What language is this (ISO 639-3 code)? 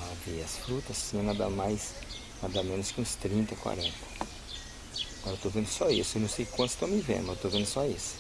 por